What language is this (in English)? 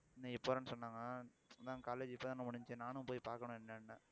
Tamil